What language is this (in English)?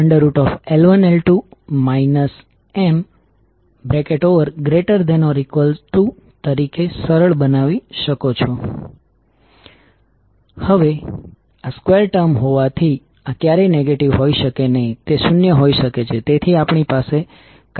Gujarati